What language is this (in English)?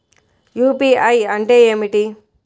Telugu